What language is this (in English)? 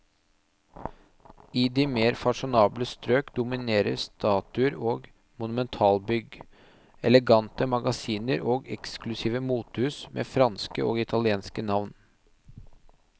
Norwegian